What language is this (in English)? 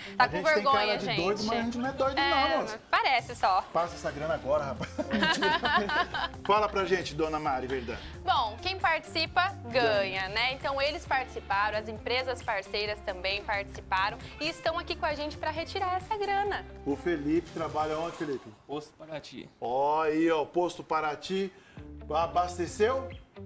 Portuguese